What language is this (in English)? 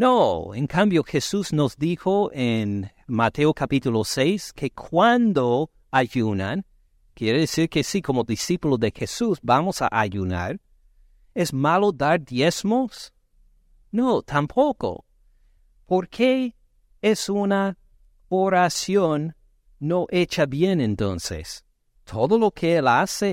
Spanish